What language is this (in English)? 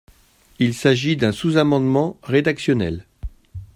French